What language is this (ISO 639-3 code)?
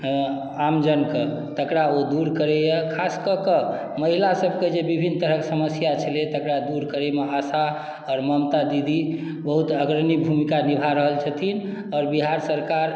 mai